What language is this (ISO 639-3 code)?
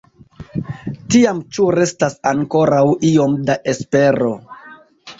epo